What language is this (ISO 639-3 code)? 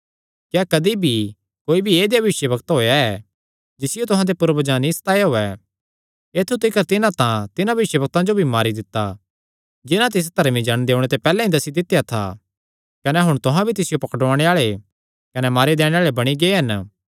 xnr